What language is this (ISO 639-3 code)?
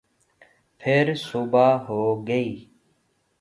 urd